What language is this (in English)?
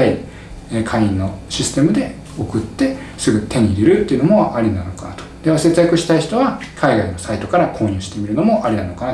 Japanese